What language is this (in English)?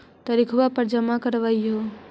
Magahi